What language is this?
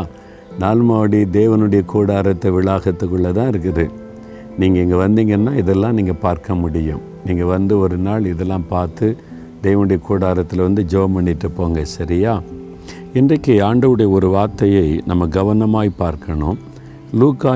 Tamil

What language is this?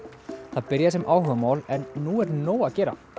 Icelandic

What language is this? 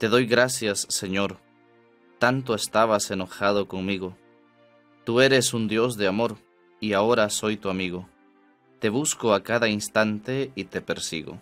Spanish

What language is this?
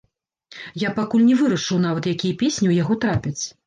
Belarusian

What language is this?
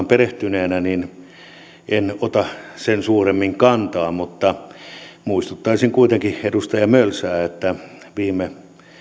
Finnish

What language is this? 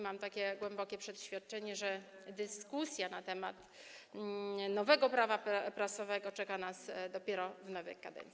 Polish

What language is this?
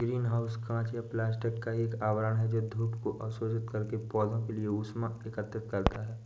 Hindi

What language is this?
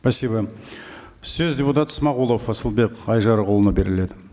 Kazakh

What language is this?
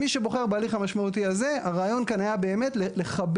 Hebrew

